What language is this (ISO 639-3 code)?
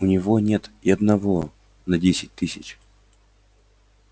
rus